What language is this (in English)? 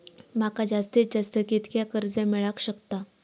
Marathi